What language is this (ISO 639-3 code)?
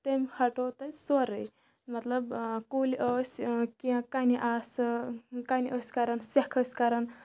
kas